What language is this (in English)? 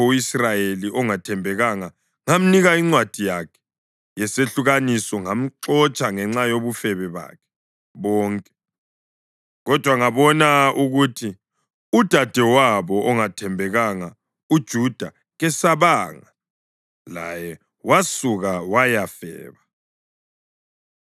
North Ndebele